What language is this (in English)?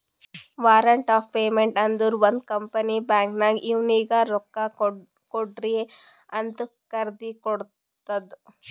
Kannada